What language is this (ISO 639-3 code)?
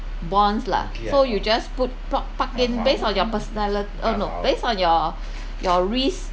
eng